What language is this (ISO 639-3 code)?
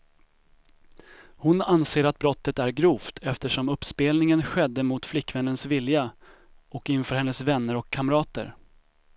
swe